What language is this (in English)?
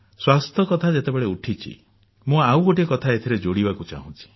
Odia